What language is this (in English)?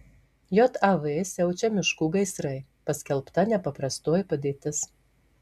Lithuanian